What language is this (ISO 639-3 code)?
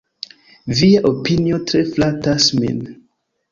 epo